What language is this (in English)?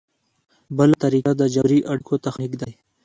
Pashto